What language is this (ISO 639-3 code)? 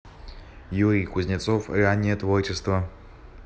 rus